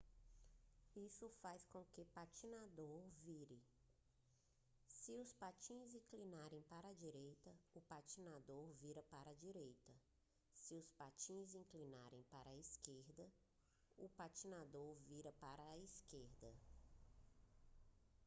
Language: Portuguese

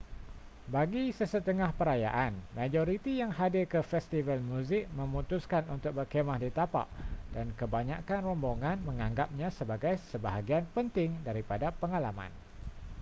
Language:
Malay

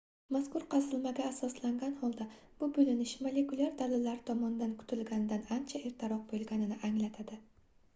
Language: Uzbek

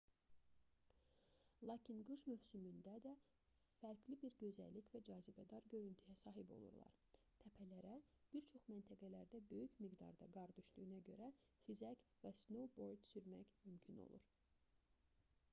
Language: Azerbaijani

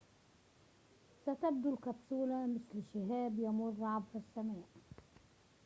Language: Arabic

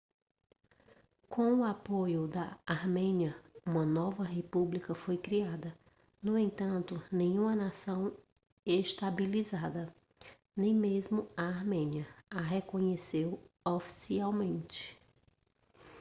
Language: Portuguese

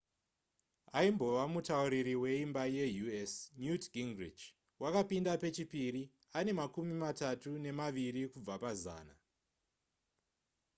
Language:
Shona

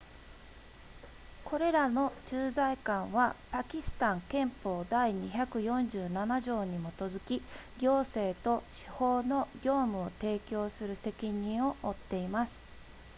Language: Japanese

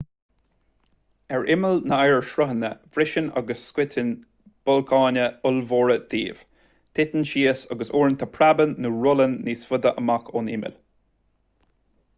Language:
Irish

